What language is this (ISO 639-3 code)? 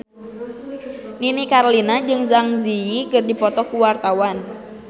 sun